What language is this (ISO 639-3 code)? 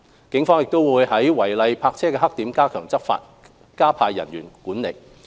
yue